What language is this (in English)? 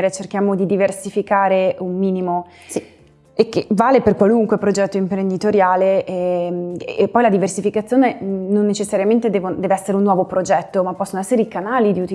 Italian